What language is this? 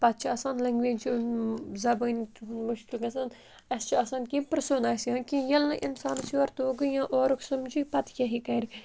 Kashmiri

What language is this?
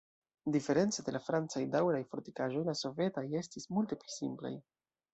Esperanto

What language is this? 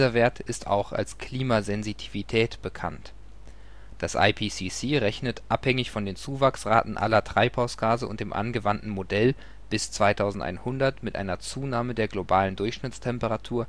German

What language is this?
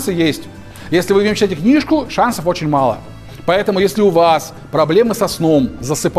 Russian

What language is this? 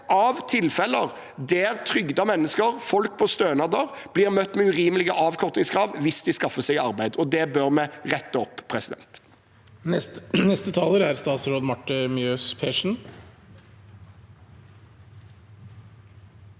Norwegian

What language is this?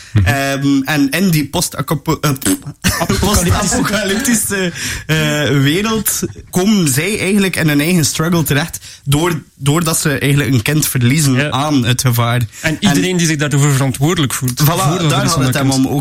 Dutch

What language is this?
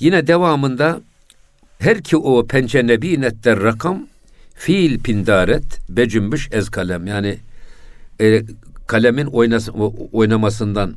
Turkish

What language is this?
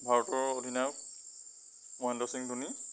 Assamese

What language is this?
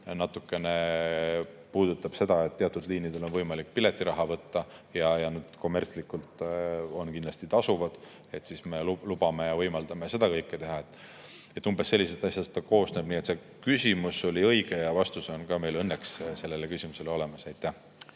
Estonian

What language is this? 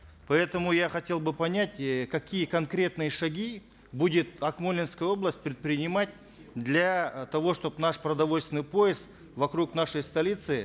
Kazakh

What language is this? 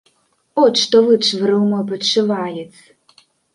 Belarusian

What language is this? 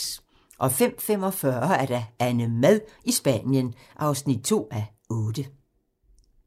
Danish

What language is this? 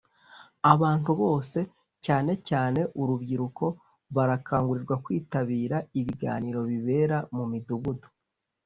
Kinyarwanda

